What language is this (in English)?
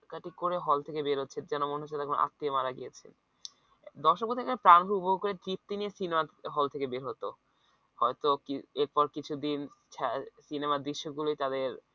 Bangla